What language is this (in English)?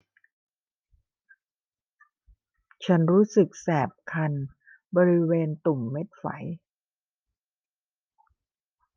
Thai